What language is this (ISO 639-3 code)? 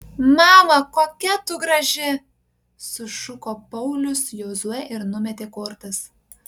lit